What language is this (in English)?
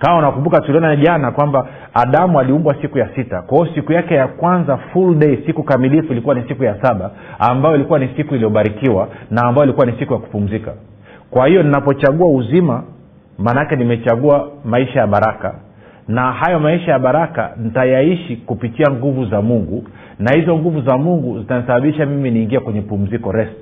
Swahili